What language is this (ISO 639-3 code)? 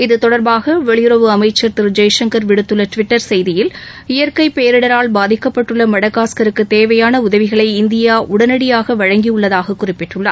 tam